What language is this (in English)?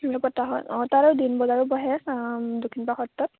Assamese